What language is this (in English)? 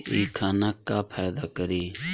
Bhojpuri